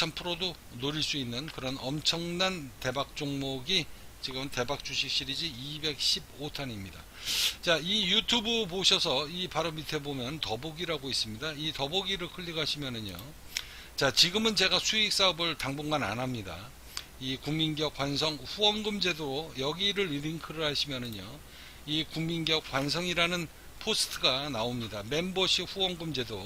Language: Korean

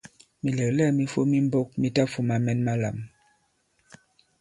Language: Bankon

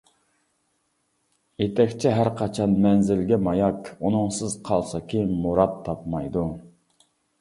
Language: Uyghur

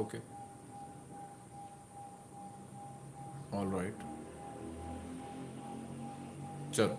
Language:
Hindi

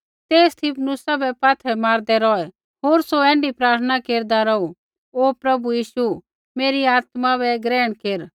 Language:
Kullu Pahari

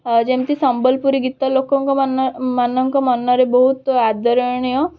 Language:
Odia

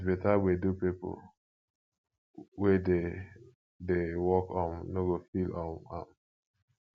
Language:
Nigerian Pidgin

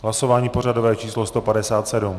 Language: Czech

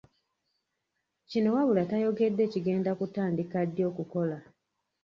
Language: Ganda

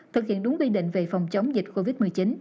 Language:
Vietnamese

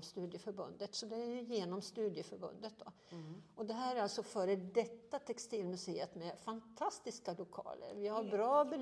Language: Swedish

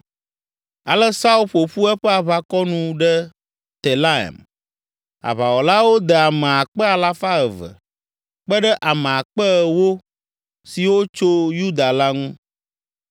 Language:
Ewe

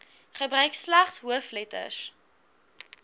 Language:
Afrikaans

